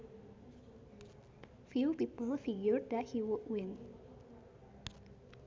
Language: Sundanese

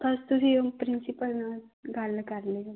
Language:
Punjabi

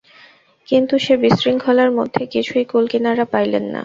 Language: Bangla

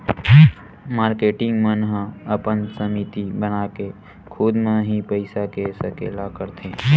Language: Chhattisgarhi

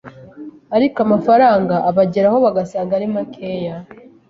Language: Kinyarwanda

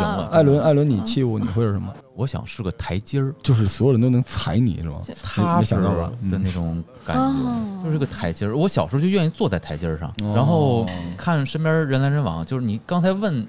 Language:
Chinese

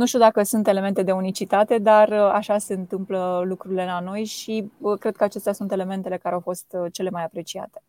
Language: Romanian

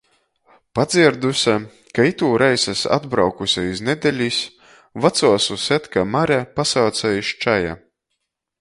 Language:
Latgalian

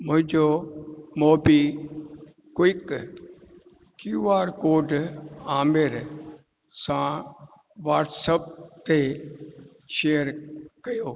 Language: Sindhi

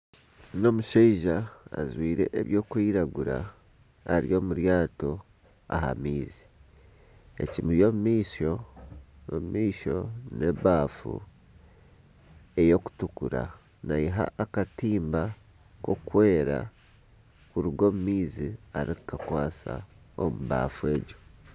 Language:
Nyankole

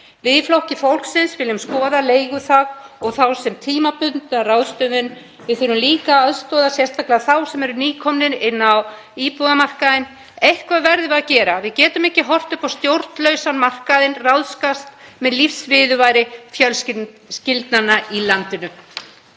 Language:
Icelandic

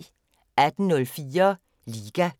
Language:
Danish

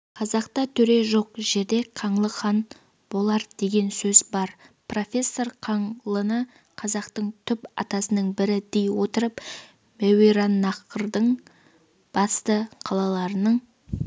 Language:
Kazakh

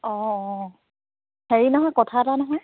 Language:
Assamese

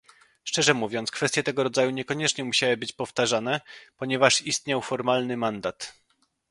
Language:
Polish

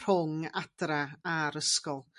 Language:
Welsh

